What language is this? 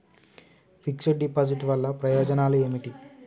Telugu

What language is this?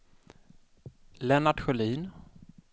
Swedish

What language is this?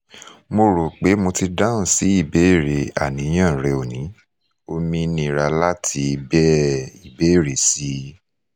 Yoruba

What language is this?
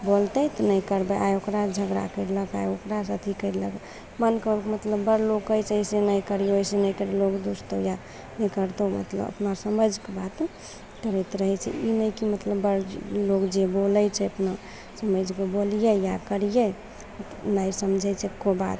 Maithili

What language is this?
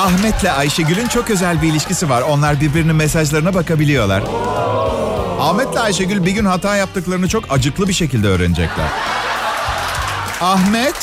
Turkish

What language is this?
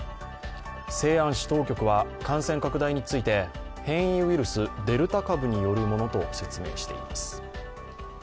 Japanese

